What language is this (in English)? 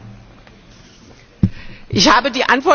German